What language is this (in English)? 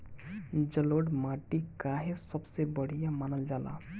Bhojpuri